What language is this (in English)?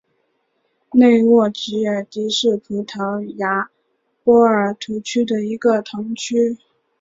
Chinese